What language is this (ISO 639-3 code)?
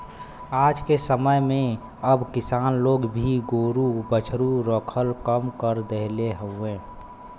bho